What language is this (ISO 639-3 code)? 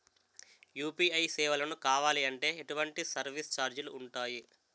tel